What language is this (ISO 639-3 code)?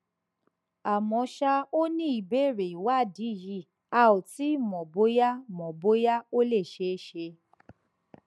yor